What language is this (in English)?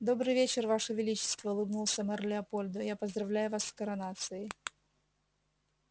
Russian